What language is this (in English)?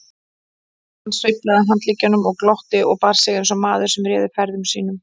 Icelandic